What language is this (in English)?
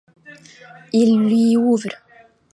French